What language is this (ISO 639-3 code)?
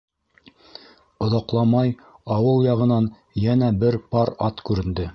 bak